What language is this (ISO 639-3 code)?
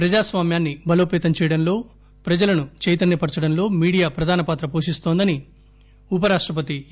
tel